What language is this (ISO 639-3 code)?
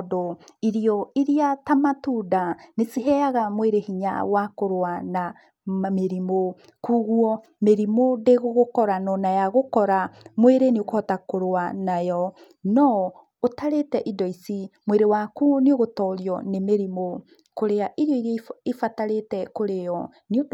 kik